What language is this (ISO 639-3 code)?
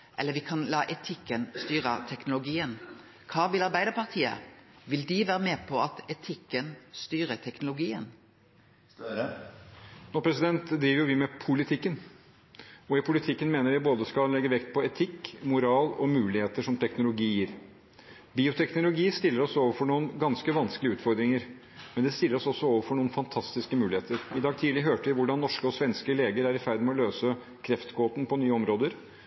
nor